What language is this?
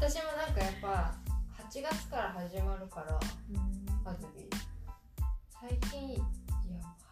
Japanese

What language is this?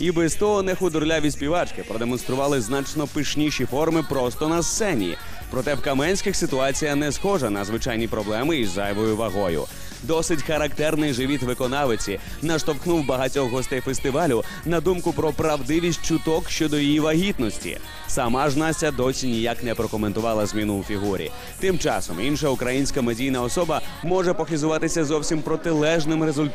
Ukrainian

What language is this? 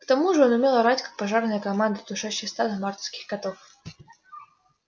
Russian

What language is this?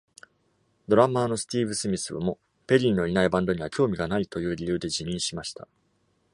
Japanese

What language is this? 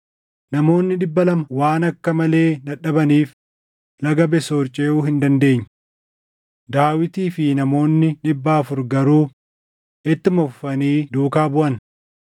Oromo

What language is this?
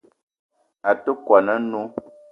Eton (Cameroon)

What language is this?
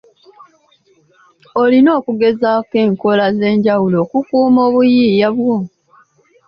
Ganda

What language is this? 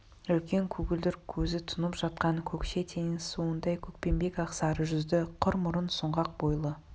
Kazakh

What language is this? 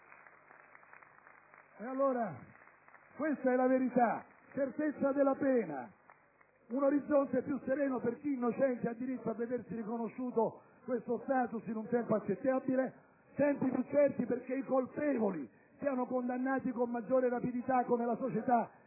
Italian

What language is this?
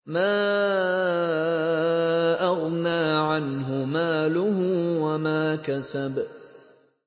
Arabic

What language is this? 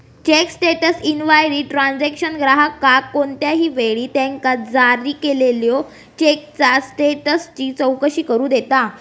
Marathi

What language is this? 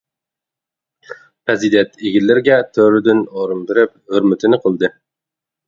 Uyghur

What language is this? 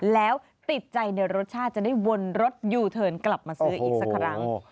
Thai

